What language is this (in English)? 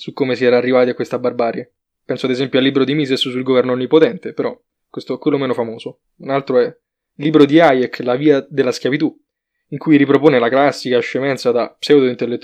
Italian